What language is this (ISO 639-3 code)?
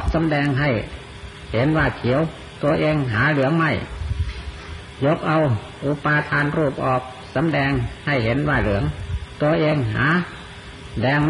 tha